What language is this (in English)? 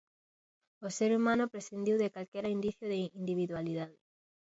Galician